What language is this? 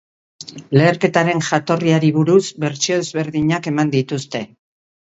Basque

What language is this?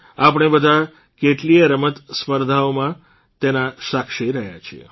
Gujarati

